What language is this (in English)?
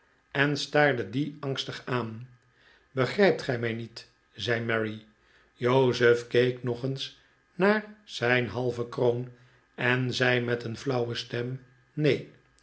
Dutch